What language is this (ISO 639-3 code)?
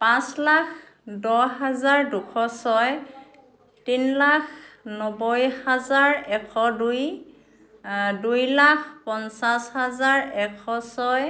asm